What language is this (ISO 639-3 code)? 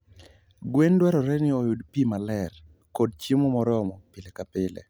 luo